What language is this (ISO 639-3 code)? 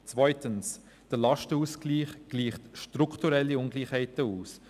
gsw